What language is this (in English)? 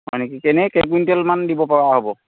Assamese